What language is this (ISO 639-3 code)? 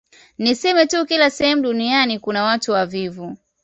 swa